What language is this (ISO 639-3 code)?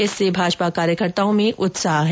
hin